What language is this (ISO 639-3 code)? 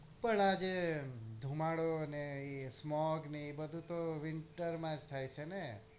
guj